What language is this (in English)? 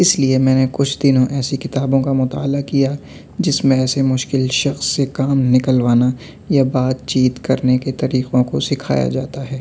Urdu